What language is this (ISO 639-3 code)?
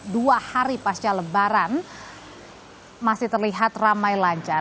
ind